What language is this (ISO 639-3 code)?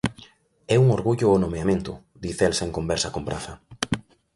glg